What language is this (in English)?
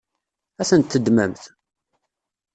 Kabyle